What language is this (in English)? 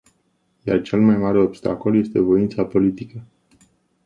Romanian